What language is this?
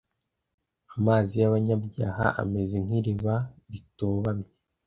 Kinyarwanda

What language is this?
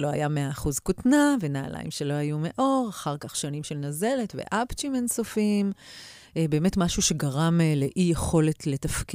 Hebrew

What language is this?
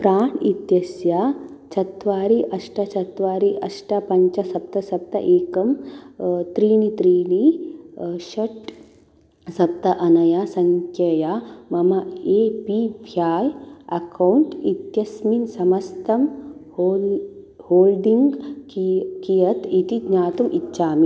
Sanskrit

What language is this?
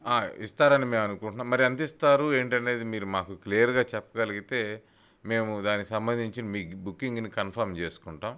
Telugu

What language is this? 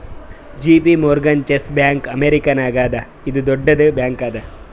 Kannada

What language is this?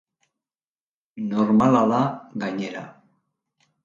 Basque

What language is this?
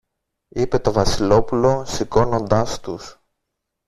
Greek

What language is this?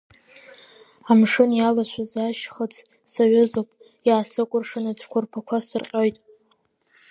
Abkhazian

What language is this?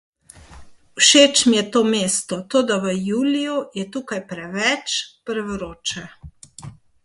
Slovenian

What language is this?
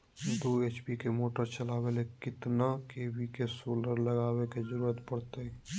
Magahi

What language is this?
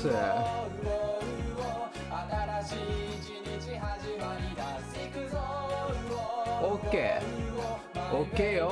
Japanese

